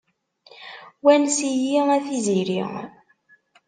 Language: Kabyle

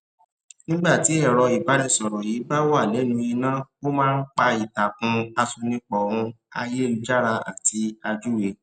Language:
Yoruba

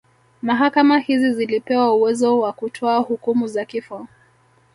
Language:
Swahili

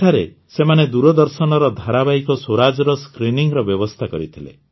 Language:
Odia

